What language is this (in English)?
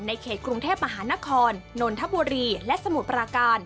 Thai